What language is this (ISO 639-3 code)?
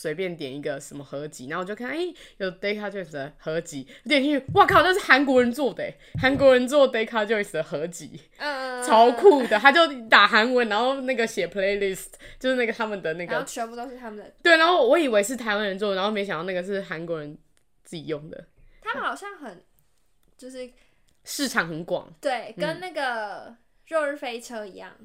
zho